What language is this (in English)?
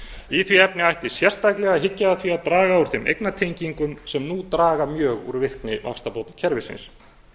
Icelandic